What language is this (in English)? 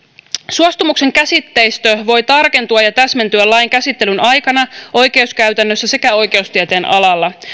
Finnish